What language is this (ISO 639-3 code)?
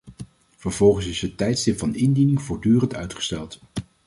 nld